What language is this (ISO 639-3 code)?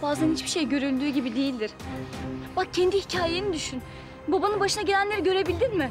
tur